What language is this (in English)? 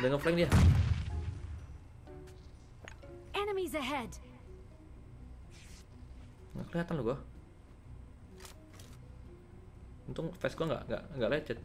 Indonesian